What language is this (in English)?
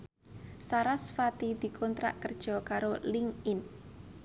Javanese